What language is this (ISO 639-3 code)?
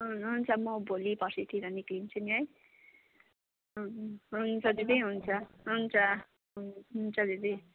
nep